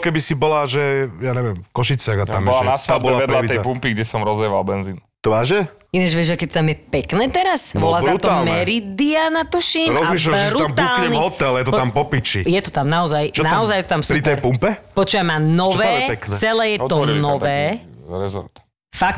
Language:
Slovak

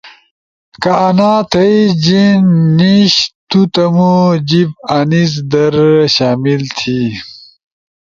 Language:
Ushojo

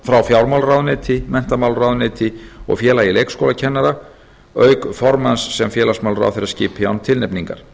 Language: Icelandic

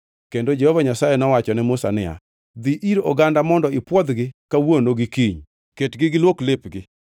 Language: Luo (Kenya and Tanzania)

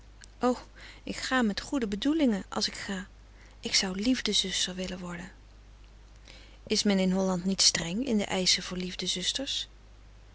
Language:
Dutch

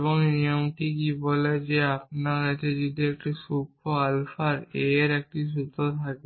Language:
Bangla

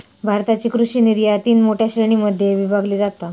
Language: Marathi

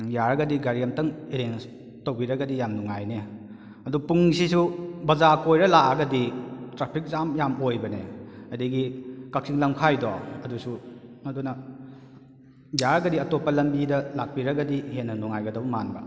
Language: Manipuri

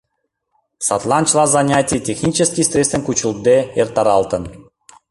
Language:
Mari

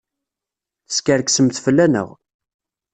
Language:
Kabyle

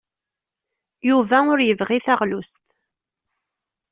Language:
Kabyle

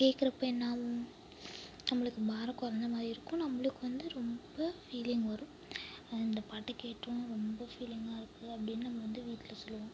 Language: Tamil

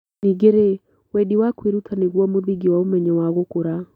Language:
Kikuyu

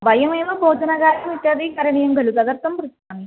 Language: Sanskrit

